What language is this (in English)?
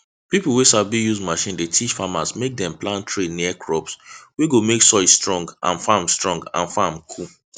Nigerian Pidgin